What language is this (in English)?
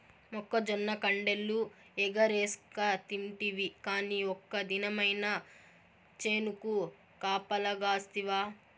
Telugu